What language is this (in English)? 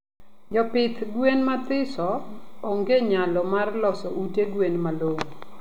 Luo (Kenya and Tanzania)